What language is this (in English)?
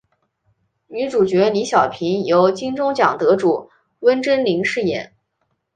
Chinese